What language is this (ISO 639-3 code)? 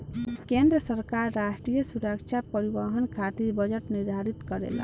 bho